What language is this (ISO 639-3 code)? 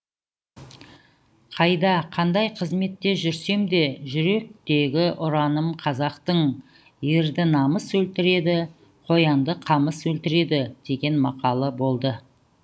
kaz